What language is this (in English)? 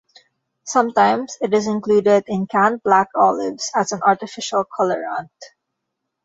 English